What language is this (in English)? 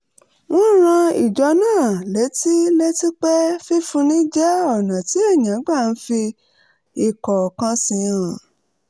Yoruba